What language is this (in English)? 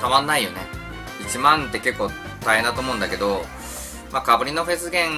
Japanese